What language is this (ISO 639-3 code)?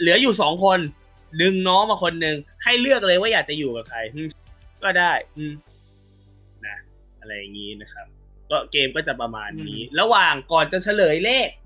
tha